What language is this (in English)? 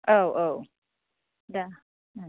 Bodo